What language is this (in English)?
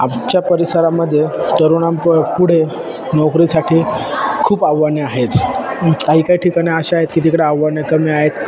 Marathi